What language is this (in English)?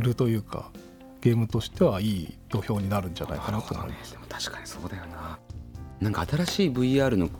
Japanese